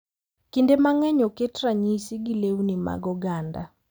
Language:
Luo (Kenya and Tanzania)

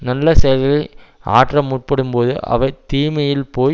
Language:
Tamil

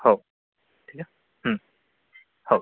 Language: Marathi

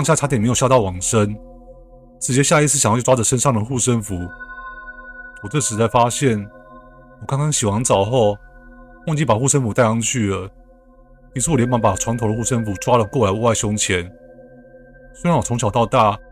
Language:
Chinese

